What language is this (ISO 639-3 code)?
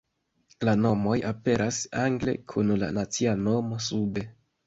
epo